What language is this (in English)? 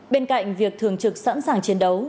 Vietnamese